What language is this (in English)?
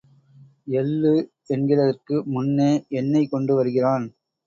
Tamil